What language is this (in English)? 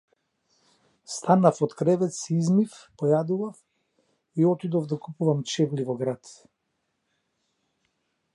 Macedonian